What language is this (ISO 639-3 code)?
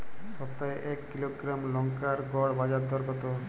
ben